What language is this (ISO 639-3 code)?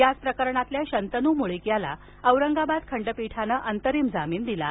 mar